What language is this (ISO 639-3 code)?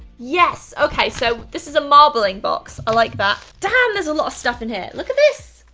eng